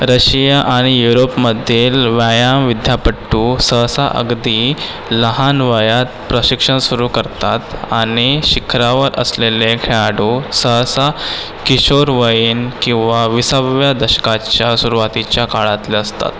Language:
Marathi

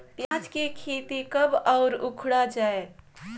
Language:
Chhattisgarhi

